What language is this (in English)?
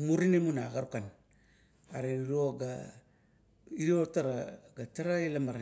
Kuot